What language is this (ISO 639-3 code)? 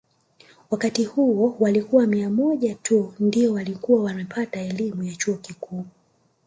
swa